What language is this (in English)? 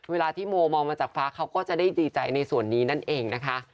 Thai